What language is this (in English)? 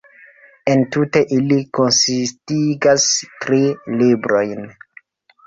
Esperanto